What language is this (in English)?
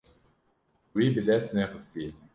Kurdish